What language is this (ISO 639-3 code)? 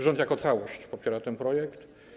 pol